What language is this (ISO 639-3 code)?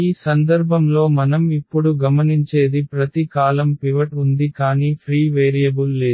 tel